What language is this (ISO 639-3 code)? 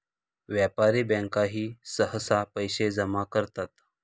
mar